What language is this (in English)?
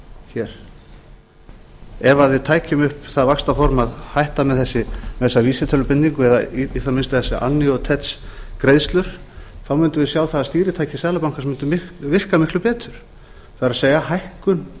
Icelandic